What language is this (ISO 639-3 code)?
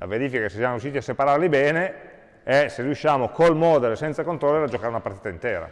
ita